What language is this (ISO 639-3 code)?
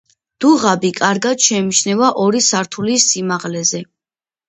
kat